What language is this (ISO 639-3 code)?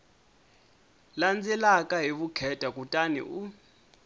tso